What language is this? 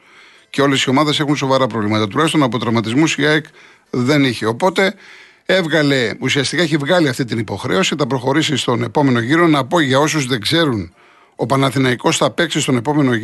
Greek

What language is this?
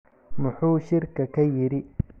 Somali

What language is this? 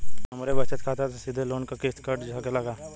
Bhojpuri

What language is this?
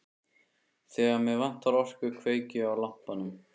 Icelandic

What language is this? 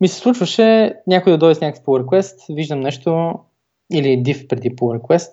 Bulgarian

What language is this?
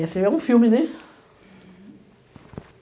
Portuguese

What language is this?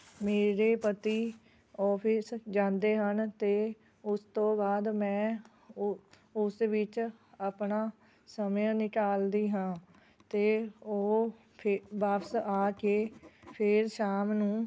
Punjabi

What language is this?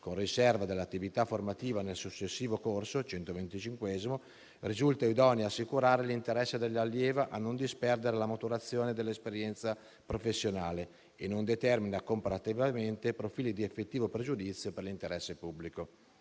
Italian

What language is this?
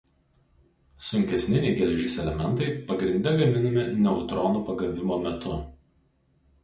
Lithuanian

